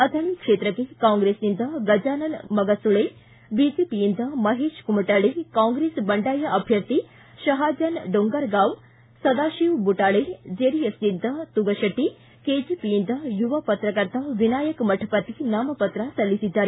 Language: Kannada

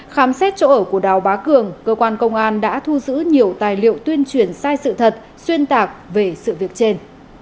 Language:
Vietnamese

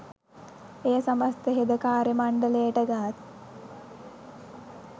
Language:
Sinhala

